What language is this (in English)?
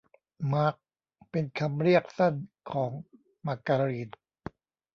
Thai